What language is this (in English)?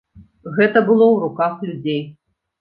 Belarusian